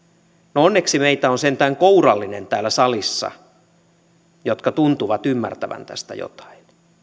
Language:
Finnish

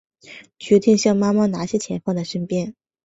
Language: Chinese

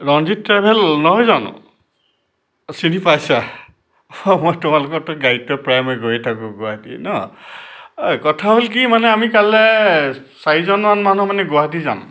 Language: Assamese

